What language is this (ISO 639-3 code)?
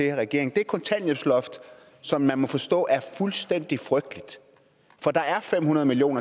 dan